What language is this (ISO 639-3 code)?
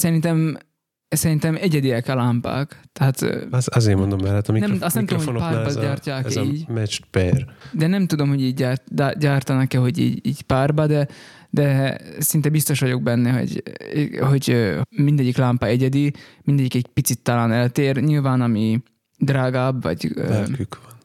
hun